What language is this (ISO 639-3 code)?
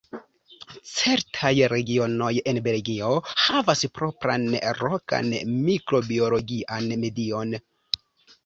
epo